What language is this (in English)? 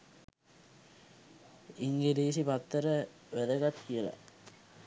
Sinhala